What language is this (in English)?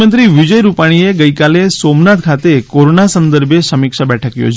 Gujarati